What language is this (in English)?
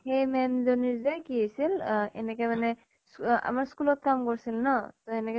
Assamese